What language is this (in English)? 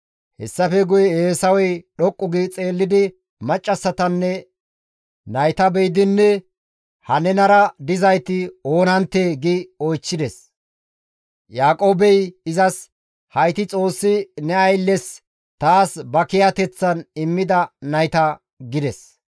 Gamo